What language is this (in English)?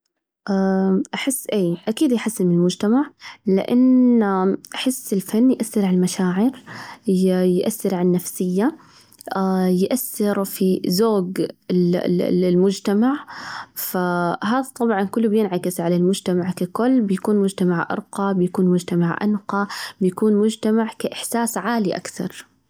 Najdi Arabic